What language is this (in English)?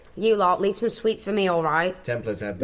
English